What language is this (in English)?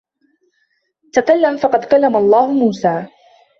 Arabic